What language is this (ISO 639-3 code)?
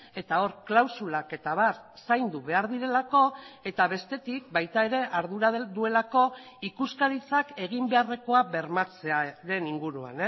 eus